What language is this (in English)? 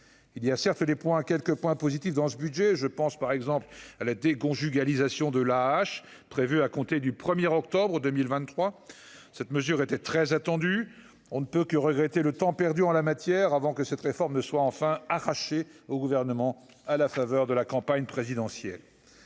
French